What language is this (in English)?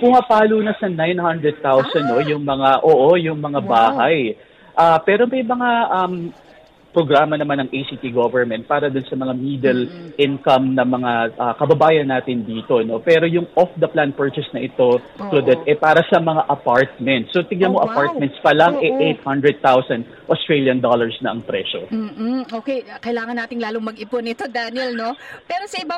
Filipino